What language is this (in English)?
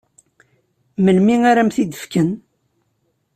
Kabyle